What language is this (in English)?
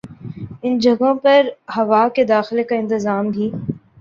Urdu